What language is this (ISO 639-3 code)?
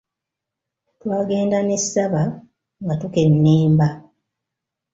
lug